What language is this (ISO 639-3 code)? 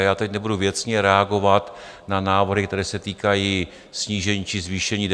ces